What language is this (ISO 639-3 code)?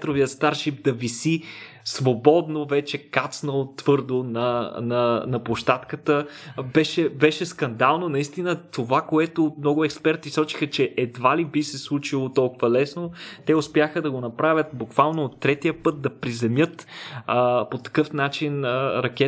bul